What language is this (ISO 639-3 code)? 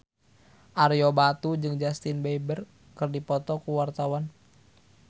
sun